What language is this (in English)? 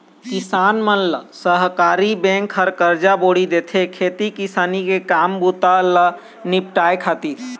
Chhattisgarhi